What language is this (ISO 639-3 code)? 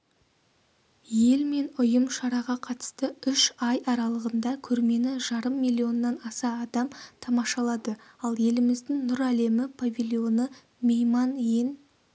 kaz